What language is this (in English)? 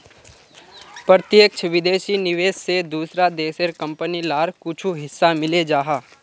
Magahi